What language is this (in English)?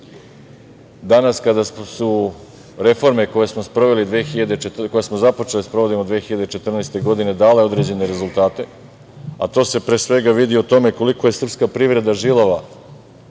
Serbian